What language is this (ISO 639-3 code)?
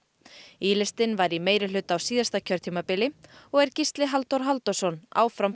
isl